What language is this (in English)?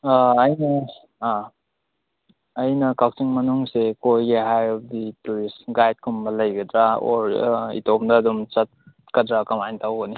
Manipuri